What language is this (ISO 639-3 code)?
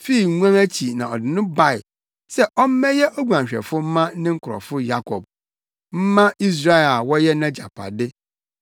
aka